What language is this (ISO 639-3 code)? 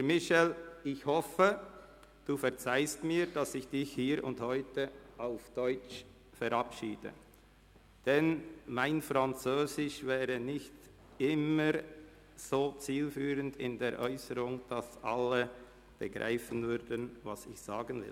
gsw